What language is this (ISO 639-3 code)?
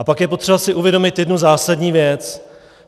ces